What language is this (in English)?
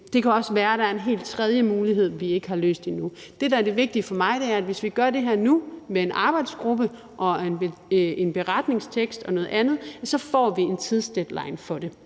Danish